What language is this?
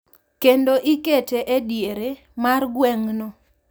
Luo (Kenya and Tanzania)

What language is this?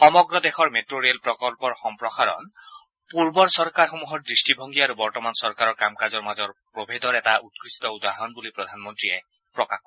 Assamese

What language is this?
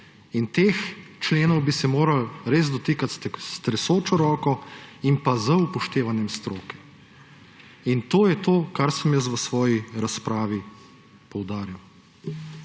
Slovenian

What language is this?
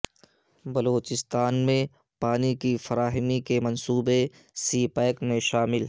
Urdu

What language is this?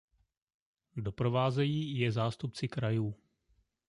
Czech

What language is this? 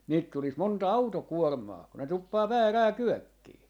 Finnish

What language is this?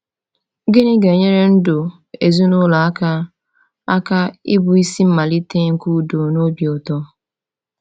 Igbo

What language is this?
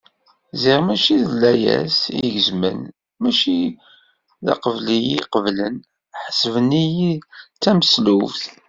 Kabyle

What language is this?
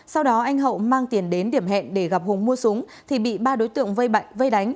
Vietnamese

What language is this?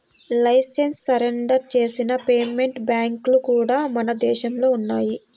Telugu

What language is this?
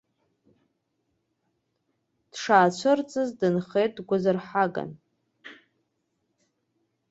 Abkhazian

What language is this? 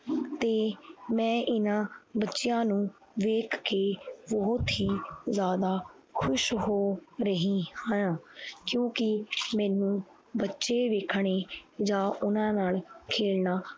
Punjabi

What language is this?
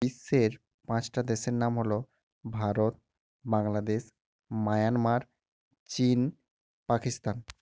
Bangla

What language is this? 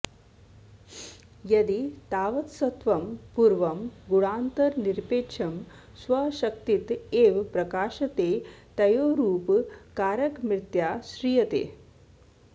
Sanskrit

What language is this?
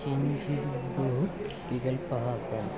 Sanskrit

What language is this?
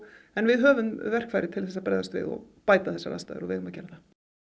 Icelandic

